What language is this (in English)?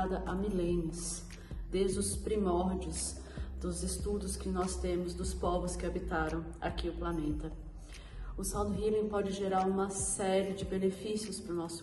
Portuguese